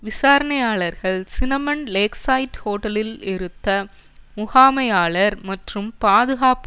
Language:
Tamil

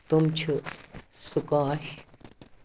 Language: Kashmiri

